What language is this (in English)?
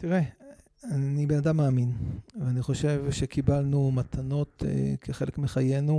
Hebrew